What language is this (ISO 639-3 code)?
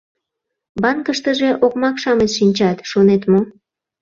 chm